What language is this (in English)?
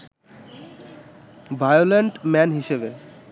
Bangla